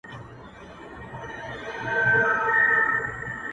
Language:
Pashto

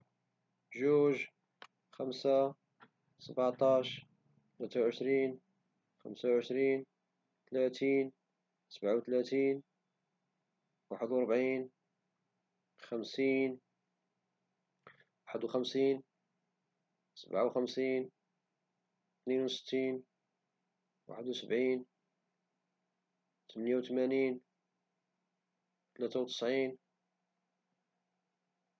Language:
Moroccan Arabic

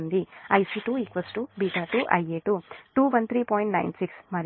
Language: Telugu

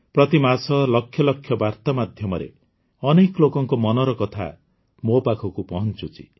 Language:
Odia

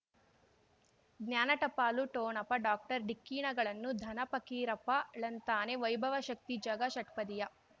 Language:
Kannada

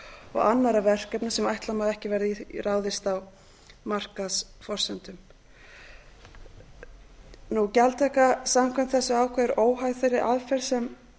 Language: Icelandic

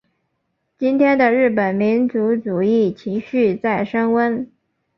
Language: Chinese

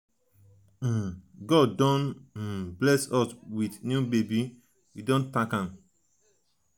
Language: Nigerian Pidgin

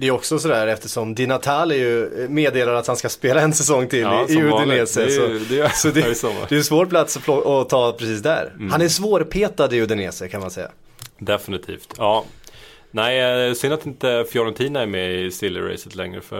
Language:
Swedish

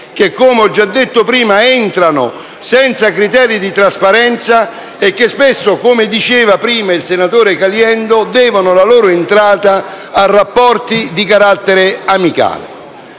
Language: Italian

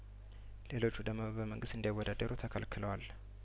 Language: Amharic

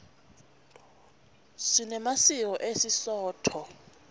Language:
Swati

